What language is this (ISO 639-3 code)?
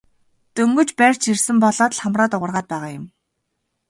mon